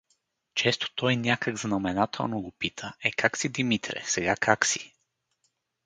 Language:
Bulgarian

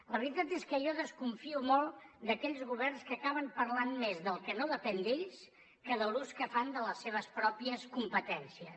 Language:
Catalan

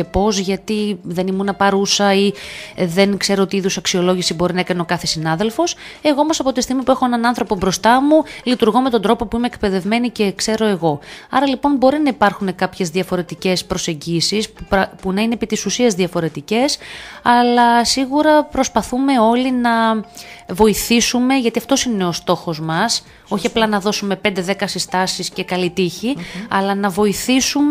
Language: Greek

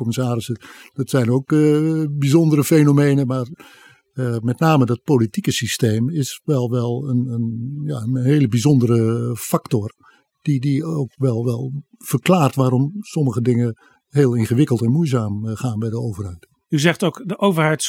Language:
Dutch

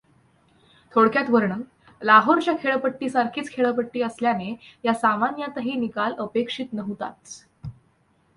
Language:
Marathi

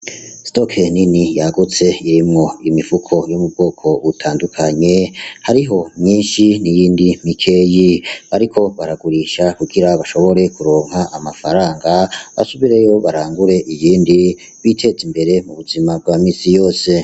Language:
Rundi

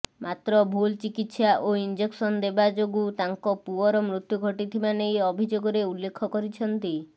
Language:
Odia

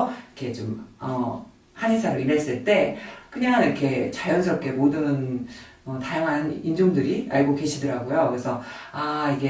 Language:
Korean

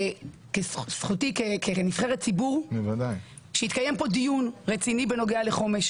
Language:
Hebrew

